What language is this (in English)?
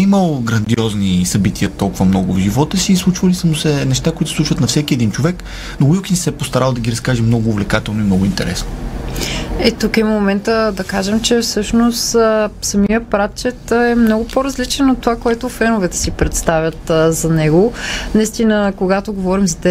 Bulgarian